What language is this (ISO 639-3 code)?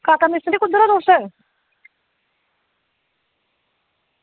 doi